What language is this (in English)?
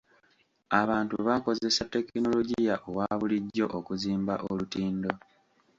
Ganda